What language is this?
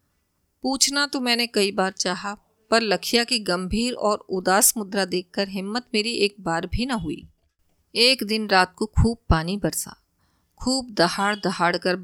Hindi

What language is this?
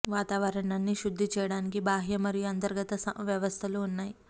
Telugu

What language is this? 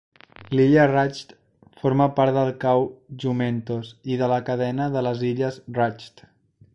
Catalan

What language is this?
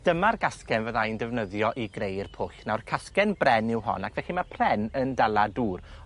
Welsh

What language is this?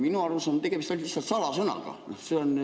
Estonian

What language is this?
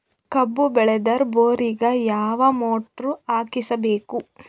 Kannada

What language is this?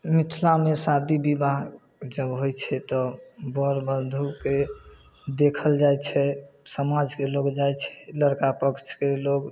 Maithili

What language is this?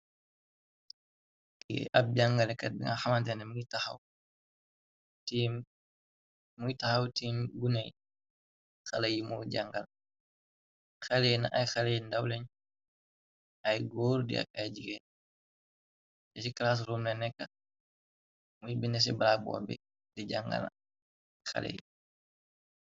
Wolof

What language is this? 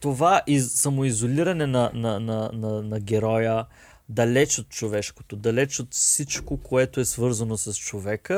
Bulgarian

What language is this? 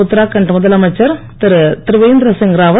Tamil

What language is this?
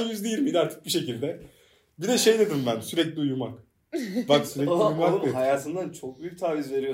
Turkish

